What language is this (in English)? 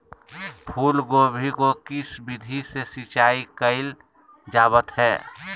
Magahi